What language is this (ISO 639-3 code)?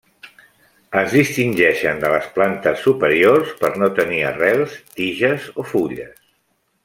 cat